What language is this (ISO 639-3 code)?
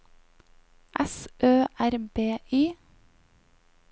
nor